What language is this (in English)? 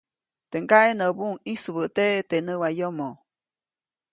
Copainalá Zoque